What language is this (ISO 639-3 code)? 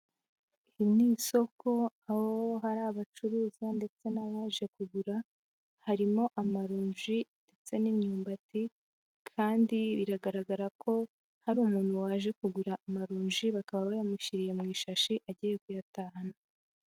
kin